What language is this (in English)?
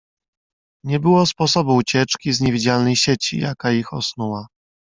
Polish